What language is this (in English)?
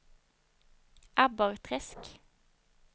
Swedish